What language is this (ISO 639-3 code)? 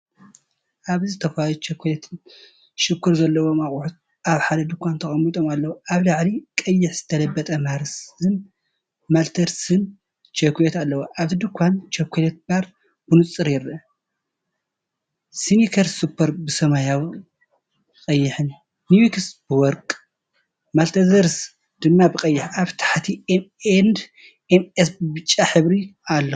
tir